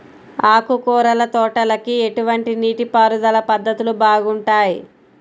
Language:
Telugu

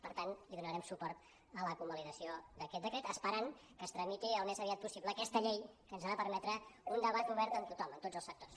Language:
Catalan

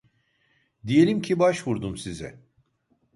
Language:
Turkish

